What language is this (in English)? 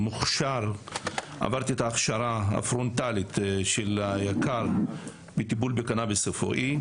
Hebrew